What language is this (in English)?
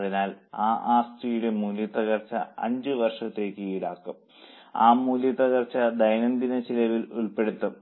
Malayalam